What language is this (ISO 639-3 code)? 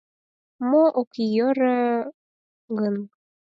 chm